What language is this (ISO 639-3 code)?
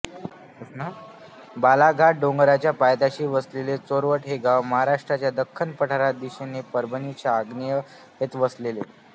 mar